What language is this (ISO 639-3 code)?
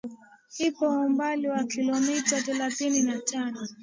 swa